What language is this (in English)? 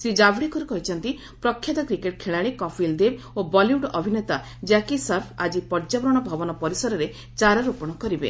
Odia